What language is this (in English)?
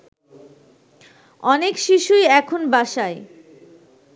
Bangla